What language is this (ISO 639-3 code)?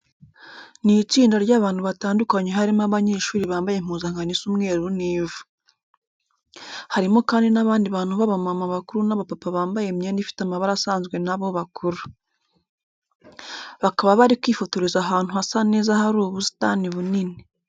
kin